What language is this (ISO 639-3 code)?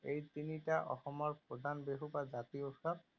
asm